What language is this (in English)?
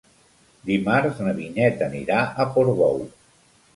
Catalan